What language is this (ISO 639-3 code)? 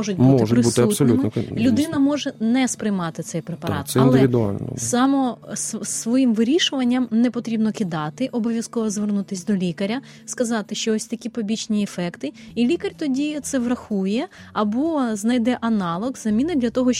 ukr